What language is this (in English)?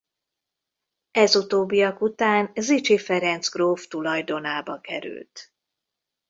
Hungarian